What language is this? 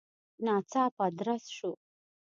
Pashto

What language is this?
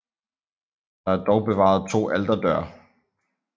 Danish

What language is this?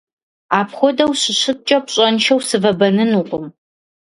Kabardian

